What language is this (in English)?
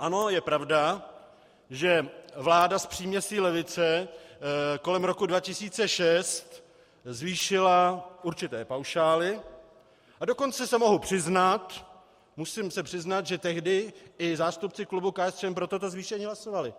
Czech